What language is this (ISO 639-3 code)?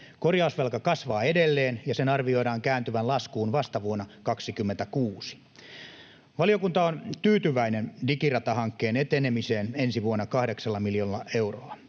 fin